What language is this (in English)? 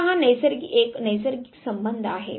Marathi